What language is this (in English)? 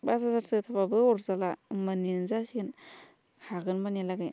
Bodo